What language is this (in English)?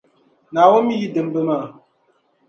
Dagbani